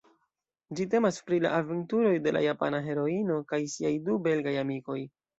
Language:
Esperanto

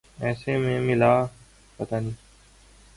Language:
Urdu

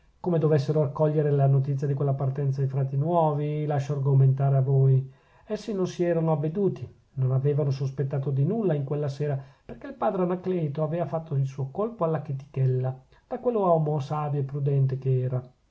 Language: Italian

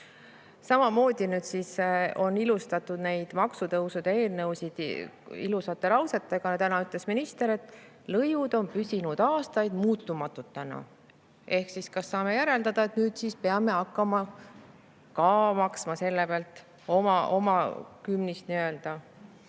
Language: Estonian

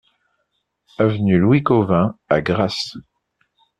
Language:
French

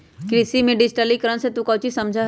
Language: Magahi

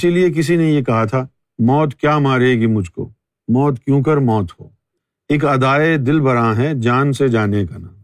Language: Urdu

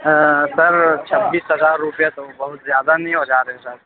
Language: Urdu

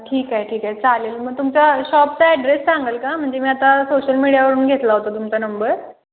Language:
Marathi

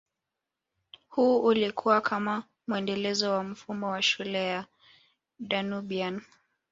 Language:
Swahili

